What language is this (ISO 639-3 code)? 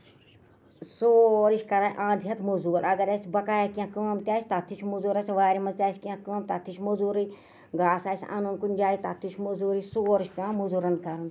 kas